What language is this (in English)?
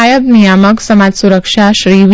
Gujarati